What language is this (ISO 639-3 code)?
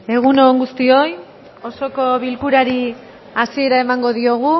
eus